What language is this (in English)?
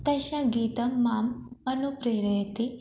Sanskrit